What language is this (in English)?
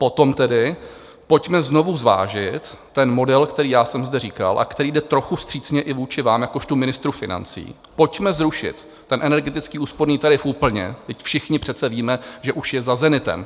Czech